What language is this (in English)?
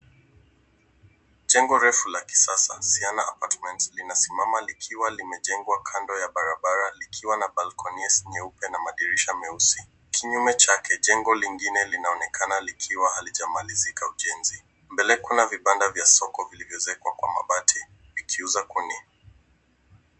Swahili